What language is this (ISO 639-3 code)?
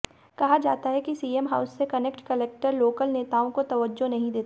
hin